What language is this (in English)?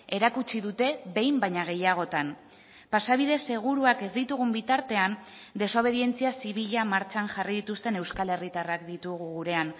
Basque